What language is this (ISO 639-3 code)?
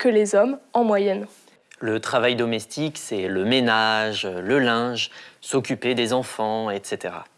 fra